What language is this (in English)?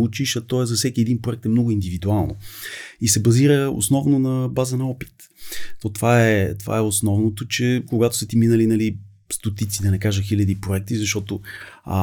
Bulgarian